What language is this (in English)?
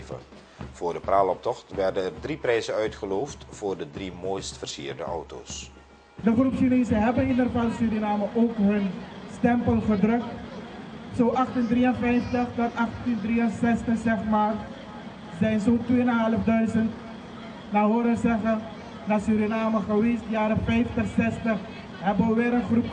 Dutch